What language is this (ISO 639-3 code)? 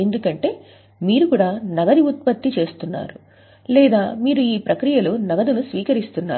tel